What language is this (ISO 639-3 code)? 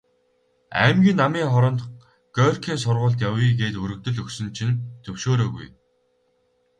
mon